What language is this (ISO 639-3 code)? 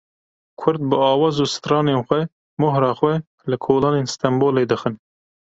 kur